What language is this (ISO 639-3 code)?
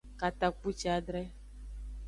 ajg